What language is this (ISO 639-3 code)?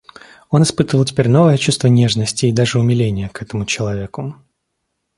rus